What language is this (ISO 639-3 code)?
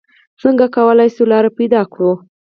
pus